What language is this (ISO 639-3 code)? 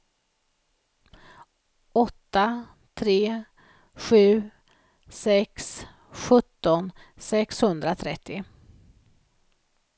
swe